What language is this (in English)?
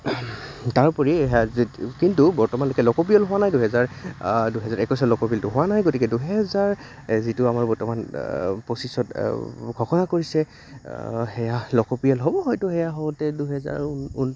Assamese